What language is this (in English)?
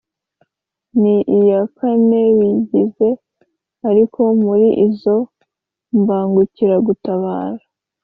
Kinyarwanda